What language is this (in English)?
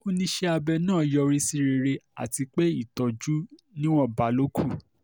Yoruba